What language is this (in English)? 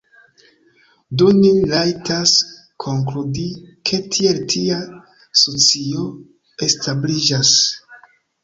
Esperanto